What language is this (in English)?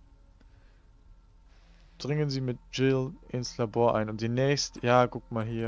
German